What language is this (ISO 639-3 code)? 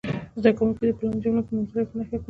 pus